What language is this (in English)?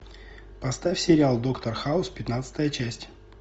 Russian